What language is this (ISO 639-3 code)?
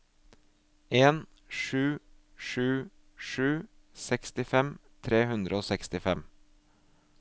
nor